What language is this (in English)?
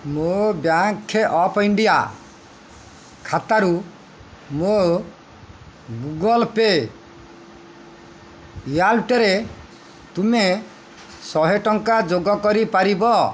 Odia